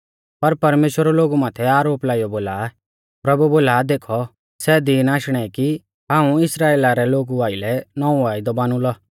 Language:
Mahasu Pahari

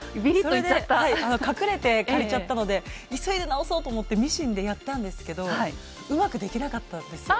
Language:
Japanese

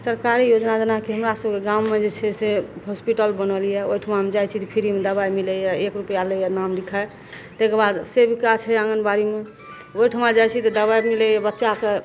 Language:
Maithili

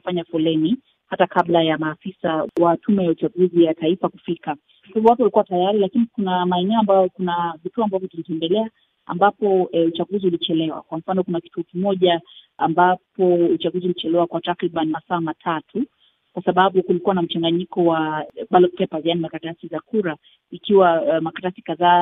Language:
Swahili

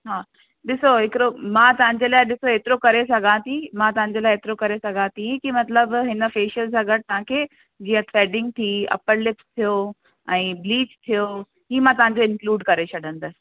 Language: Sindhi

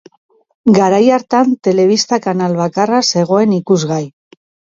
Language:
Basque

